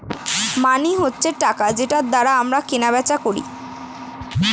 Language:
Bangla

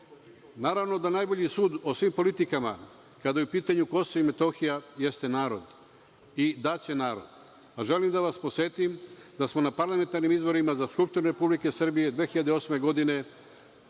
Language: Serbian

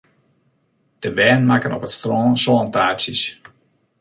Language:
Western Frisian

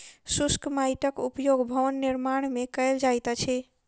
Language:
Maithili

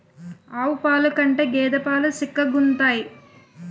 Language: Telugu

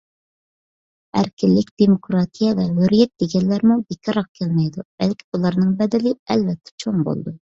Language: Uyghur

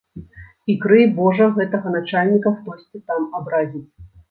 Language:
Belarusian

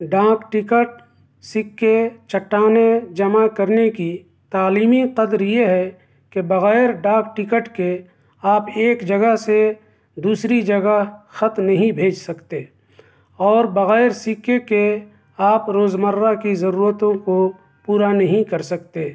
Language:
Urdu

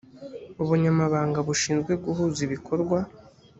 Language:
Kinyarwanda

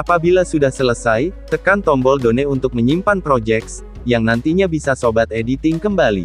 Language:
Indonesian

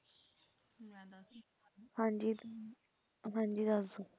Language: Punjabi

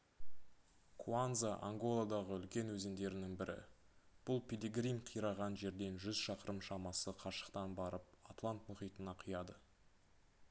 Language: Kazakh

